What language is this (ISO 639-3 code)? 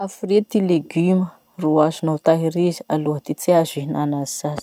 msh